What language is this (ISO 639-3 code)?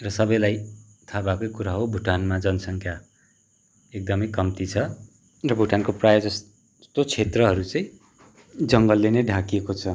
nep